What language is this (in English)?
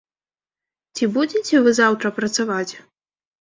Belarusian